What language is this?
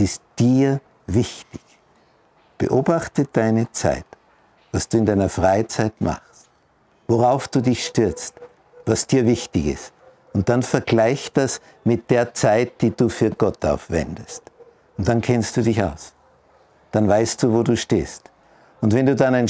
German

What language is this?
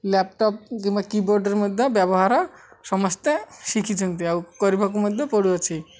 Odia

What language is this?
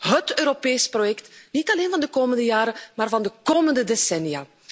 Dutch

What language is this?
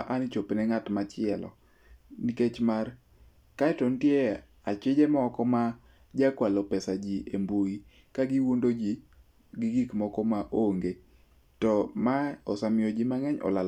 Luo (Kenya and Tanzania)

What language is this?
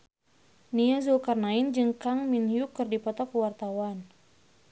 Sundanese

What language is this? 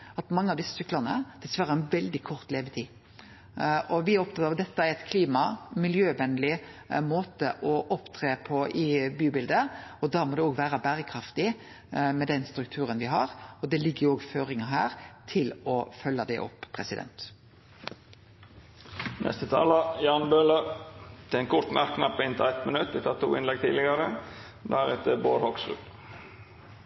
Norwegian Nynorsk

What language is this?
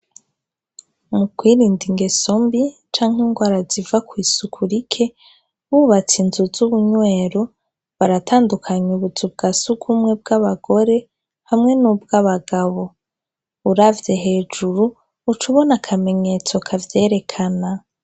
Rundi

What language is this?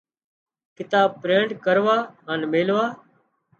Wadiyara Koli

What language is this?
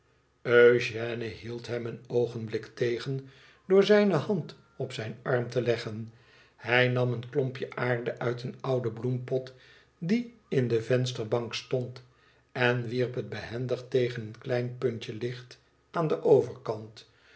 Dutch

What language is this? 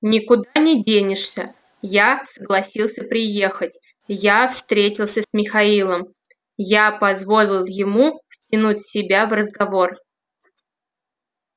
Russian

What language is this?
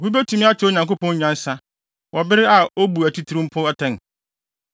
Akan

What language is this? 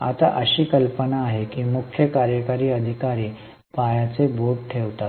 Marathi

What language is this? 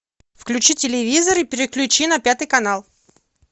Russian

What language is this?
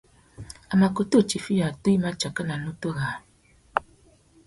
Tuki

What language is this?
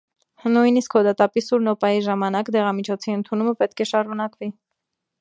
Armenian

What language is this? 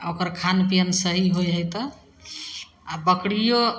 Maithili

